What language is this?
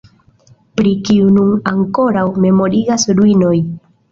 Esperanto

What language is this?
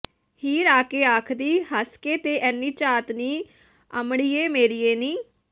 Punjabi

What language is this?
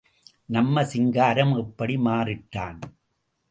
Tamil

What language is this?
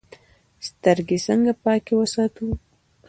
Pashto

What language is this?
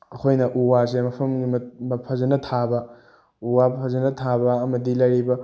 Manipuri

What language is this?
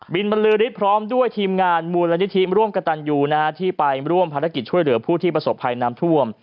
Thai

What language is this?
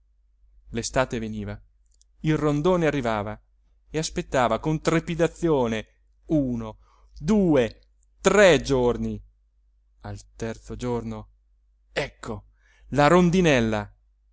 Italian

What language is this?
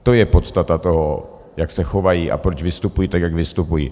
Czech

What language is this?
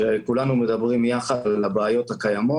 Hebrew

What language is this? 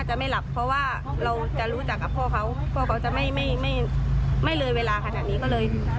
Thai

